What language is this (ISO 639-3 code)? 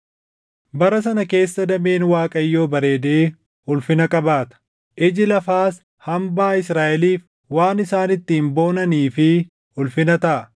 orm